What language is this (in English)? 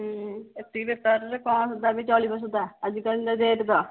Odia